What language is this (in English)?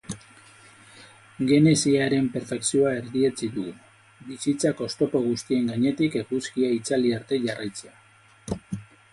Basque